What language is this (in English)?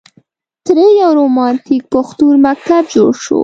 Pashto